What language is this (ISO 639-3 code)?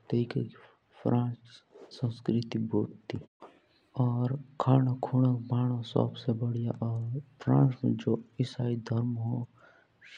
jns